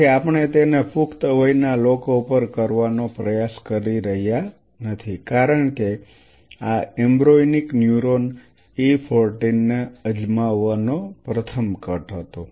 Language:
Gujarati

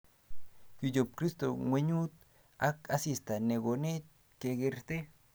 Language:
Kalenjin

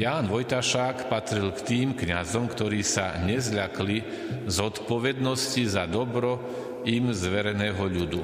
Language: Slovak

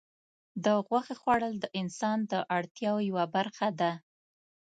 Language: Pashto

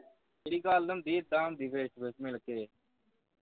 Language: Punjabi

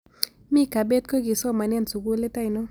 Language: Kalenjin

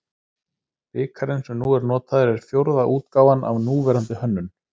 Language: Icelandic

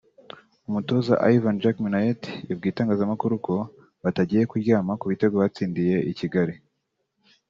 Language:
Kinyarwanda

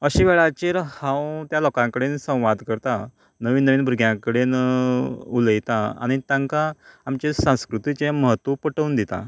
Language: Konkani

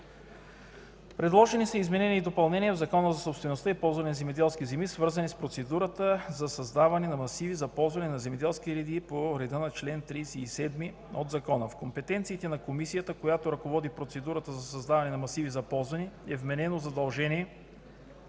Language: Bulgarian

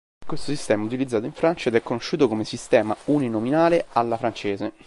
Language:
Italian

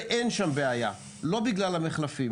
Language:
Hebrew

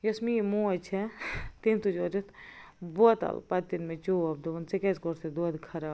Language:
Kashmiri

